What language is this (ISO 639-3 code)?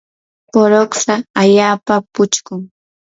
qur